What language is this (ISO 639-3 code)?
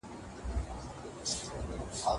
pus